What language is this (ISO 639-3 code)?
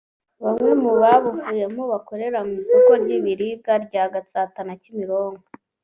kin